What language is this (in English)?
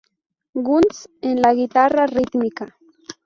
Spanish